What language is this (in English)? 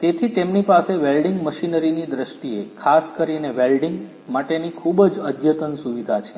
Gujarati